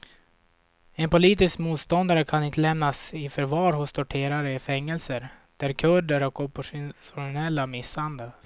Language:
Swedish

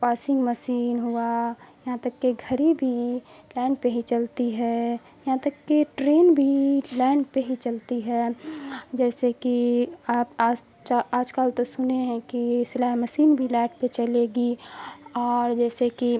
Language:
Urdu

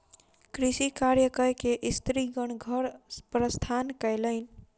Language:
Maithili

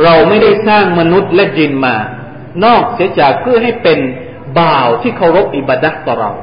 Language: Thai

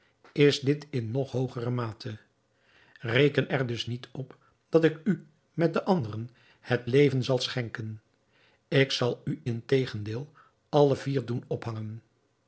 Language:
Dutch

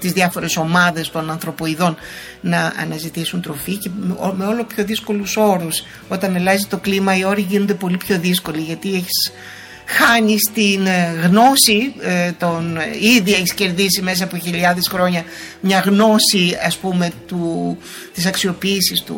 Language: Greek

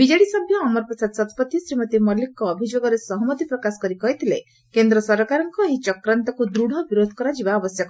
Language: Odia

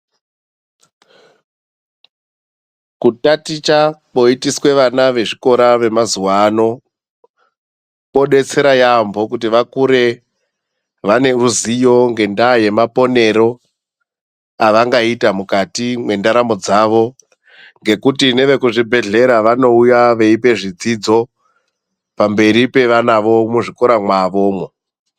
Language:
Ndau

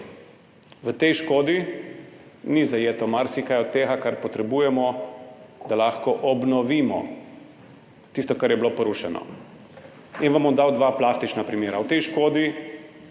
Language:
Slovenian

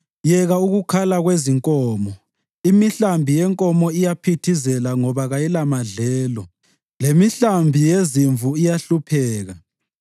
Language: North Ndebele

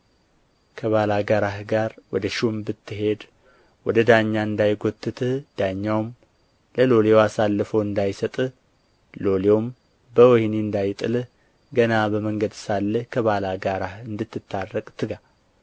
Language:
Amharic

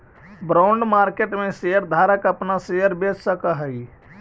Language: Magahi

